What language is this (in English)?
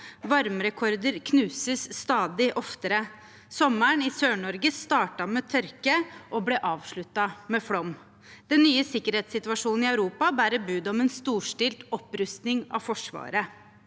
Norwegian